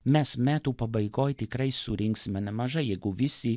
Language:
Lithuanian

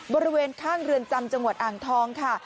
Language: Thai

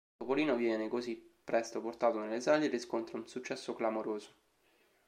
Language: Italian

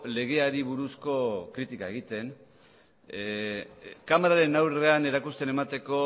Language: Basque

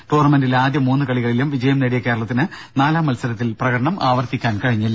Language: Malayalam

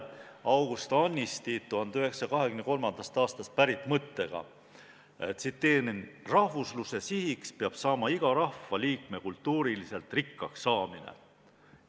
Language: Estonian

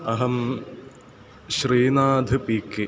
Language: Sanskrit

